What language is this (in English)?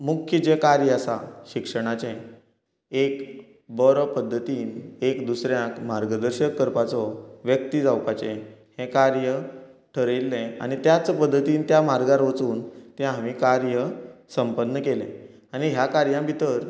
Konkani